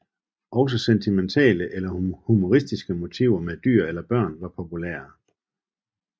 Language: Danish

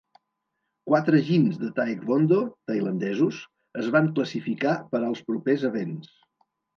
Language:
Catalan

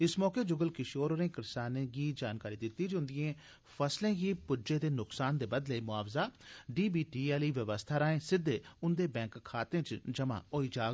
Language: Dogri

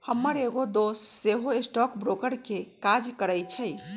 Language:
Magahi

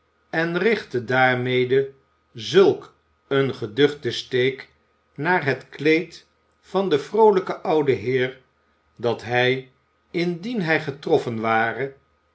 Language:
Dutch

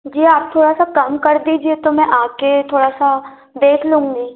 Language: Hindi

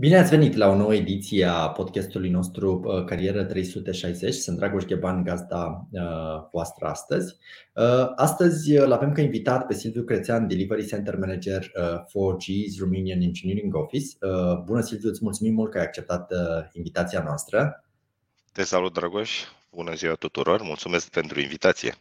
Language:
Romanian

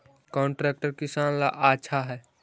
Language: Magahi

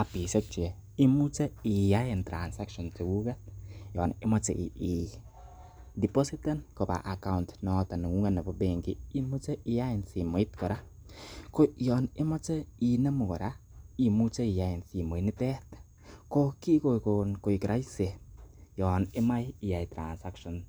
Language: Kalenjin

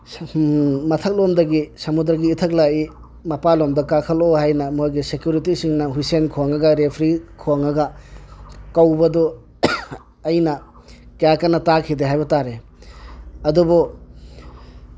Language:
Manipuri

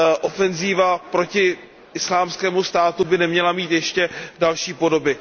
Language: Czech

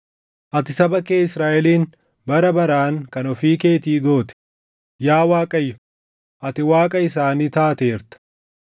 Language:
Oromo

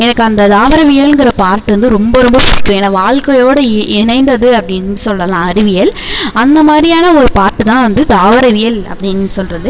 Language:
Tamil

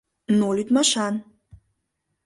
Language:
Mari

